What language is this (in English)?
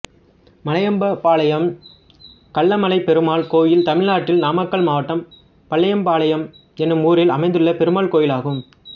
Tamil